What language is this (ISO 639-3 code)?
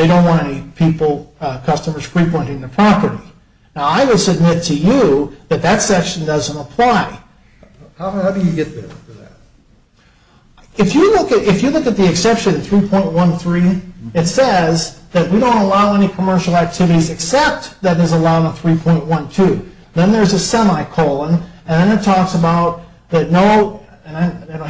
eng